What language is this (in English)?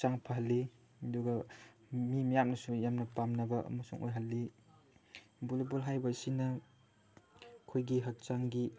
Manipuri